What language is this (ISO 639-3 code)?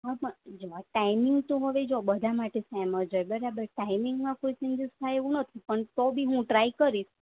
guj